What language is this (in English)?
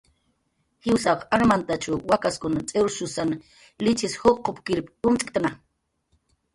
Jaqaru